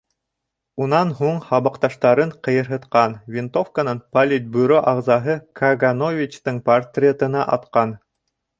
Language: Bashkir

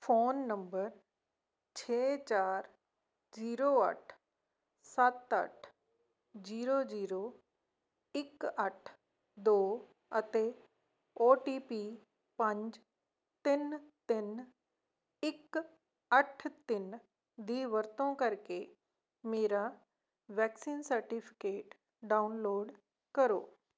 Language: Punjabi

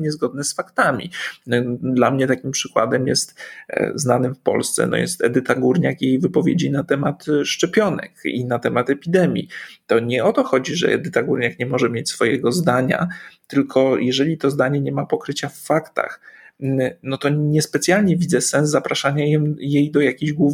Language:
Polish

